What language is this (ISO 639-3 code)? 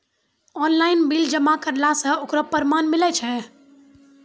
mai